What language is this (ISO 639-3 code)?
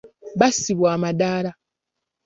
lug